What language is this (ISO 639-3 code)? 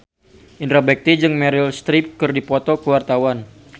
sun